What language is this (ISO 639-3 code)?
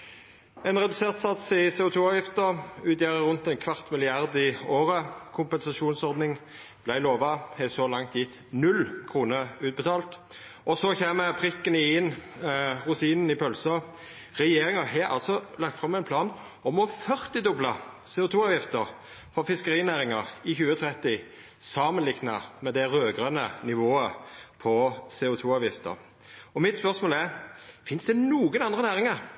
nno